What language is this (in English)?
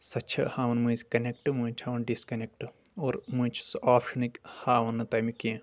Kashmiri